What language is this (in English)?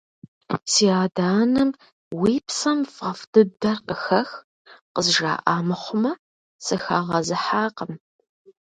Kabardian